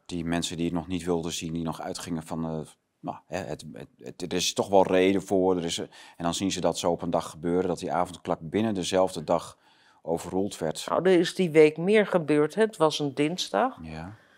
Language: Dutch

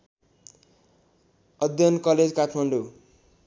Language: Nepali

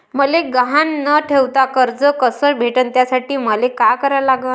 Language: Marathi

